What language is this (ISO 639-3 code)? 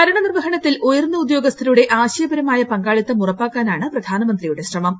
mal